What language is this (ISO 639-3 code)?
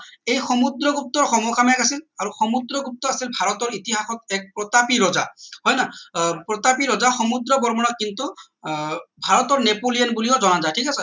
asm